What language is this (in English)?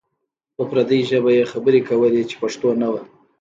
Pashto